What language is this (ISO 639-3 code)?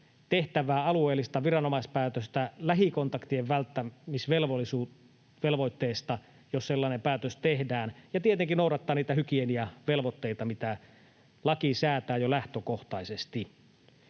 fin